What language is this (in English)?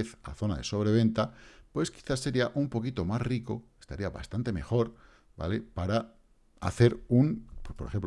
Spanish